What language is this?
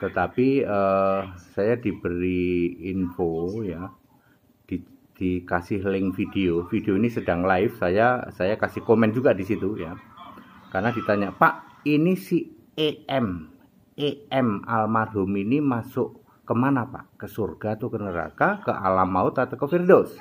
Indonesian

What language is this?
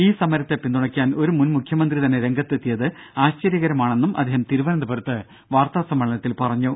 Malayalam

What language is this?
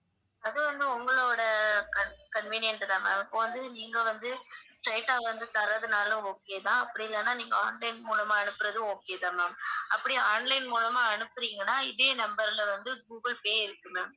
Tamil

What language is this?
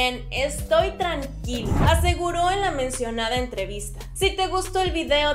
Spanish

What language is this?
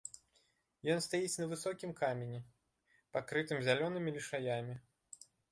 Belarusian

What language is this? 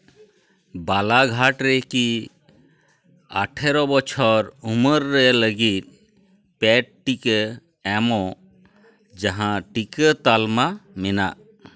Santali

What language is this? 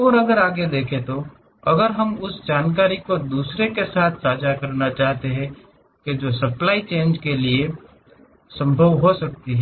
Hindi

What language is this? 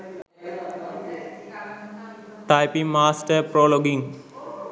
Sinhala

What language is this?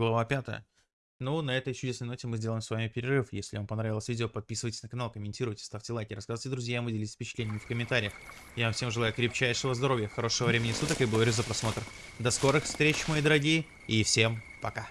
Russian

